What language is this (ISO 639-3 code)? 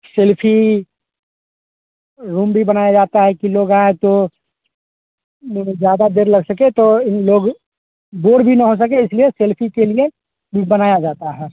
hin